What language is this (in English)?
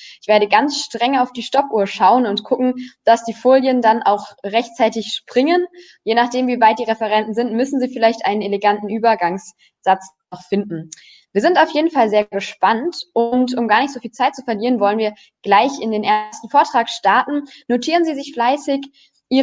German